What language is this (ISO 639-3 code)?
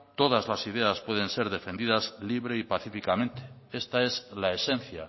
spa